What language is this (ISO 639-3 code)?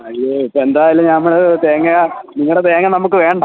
mal